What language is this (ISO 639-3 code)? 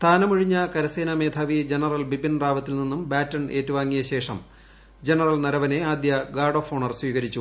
mal